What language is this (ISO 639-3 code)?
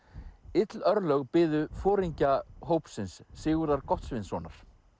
isl